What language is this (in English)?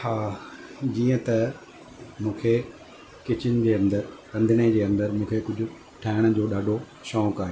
Sindhi